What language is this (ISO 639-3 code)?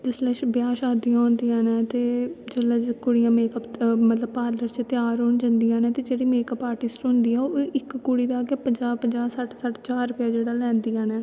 doi